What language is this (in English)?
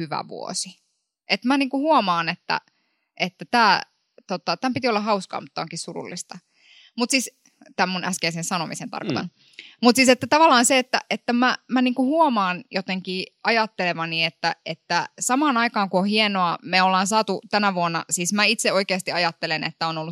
Finnish